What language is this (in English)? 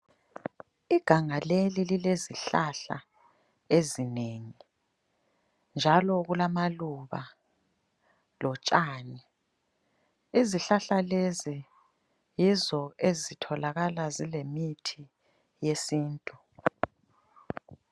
North Ndebele